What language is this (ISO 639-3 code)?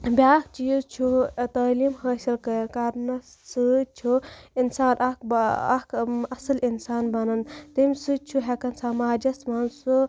kas